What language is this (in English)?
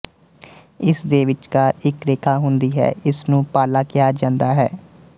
Punjabi